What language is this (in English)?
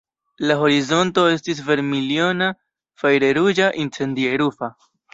Esperanto